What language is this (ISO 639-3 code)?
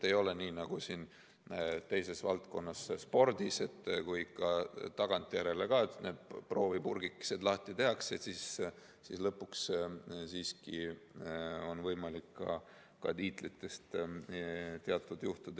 est